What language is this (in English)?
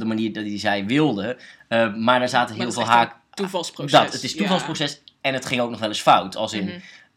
Dutch